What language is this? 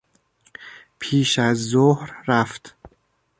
Persian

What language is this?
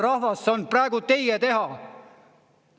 Estonian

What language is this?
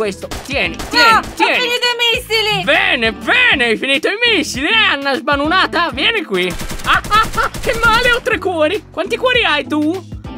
Italian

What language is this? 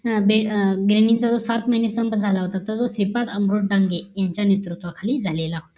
Marathi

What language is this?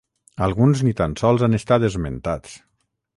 Catalan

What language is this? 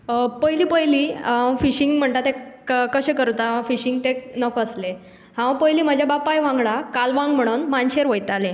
Konkani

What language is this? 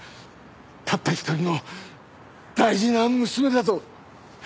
Japanese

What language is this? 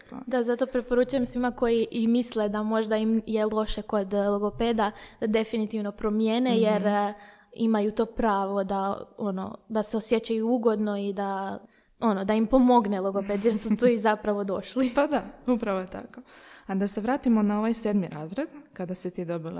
Croatian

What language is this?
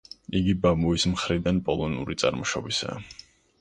Georgian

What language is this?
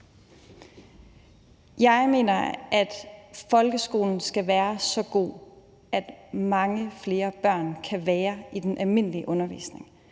Danish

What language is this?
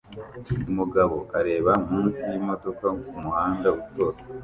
Kinyarwanda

